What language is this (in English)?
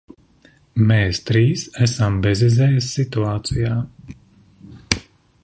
Latvian